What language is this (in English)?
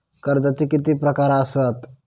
Marathi